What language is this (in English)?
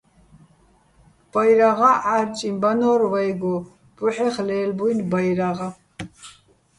Bats